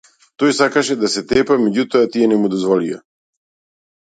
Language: Macedonian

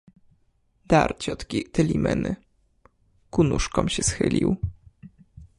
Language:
Polish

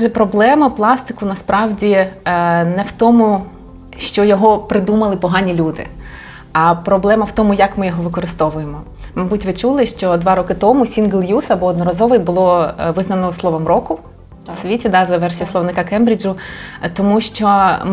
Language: Ukrainian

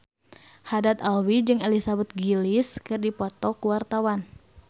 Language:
Sundanese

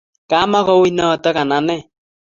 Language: Kalenjin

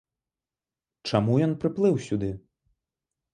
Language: Belarusian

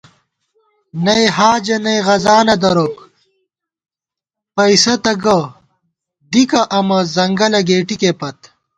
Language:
Gawar-Bati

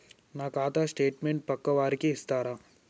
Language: Telugu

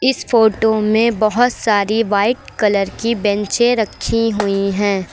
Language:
Hindi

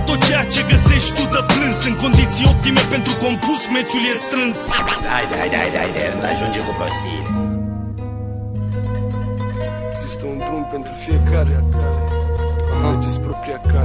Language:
Romanian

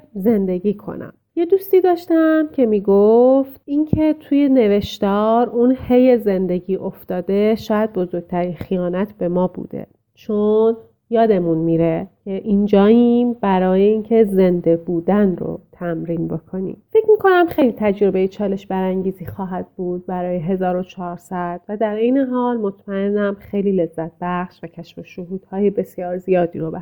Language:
Persian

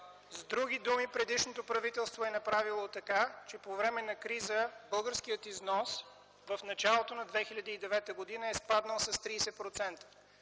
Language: Bulgarian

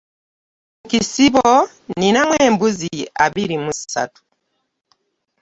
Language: Ganda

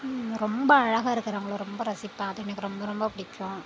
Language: Tamil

